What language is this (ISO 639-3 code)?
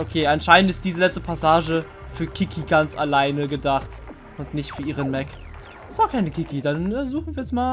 deu